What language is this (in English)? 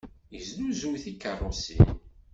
Kabyle